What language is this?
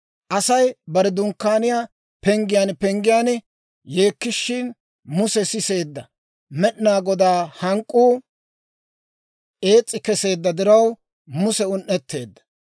Dawro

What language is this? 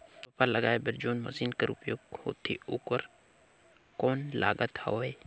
Chhattisgarhi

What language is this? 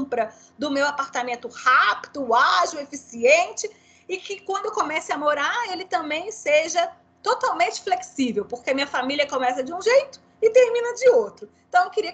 Portuguese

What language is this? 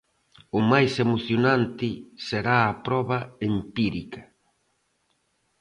Galician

